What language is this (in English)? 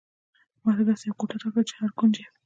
Pashto